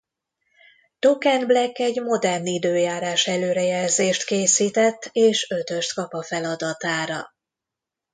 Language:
Hungarian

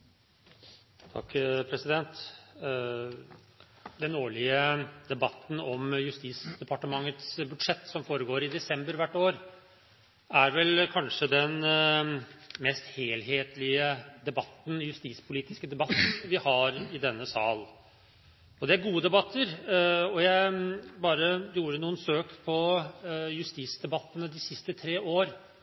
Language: Norwegian Bokmål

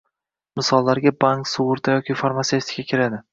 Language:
Uzbek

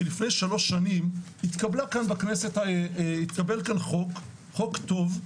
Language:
Hebrew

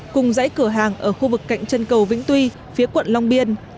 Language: Vietnamese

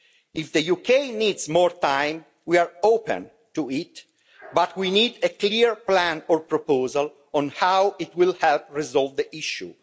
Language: English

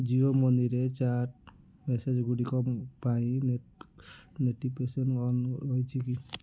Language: Odia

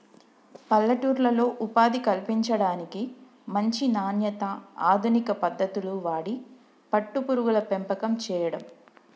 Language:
Telugu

